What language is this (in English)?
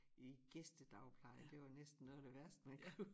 Danish